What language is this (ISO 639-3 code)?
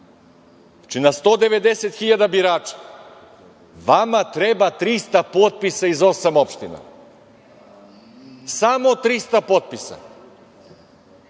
srp